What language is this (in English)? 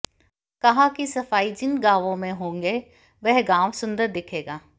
Hindi